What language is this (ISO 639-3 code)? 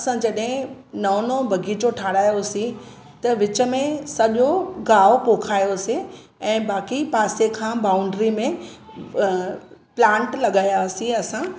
snd